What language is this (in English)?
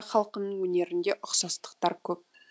Kazakh